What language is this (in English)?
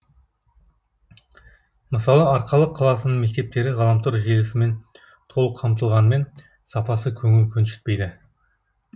Kazakh